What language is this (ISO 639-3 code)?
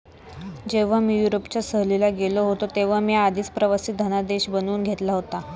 mar